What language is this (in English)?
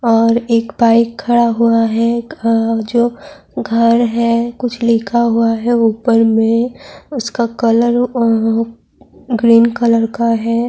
Urdu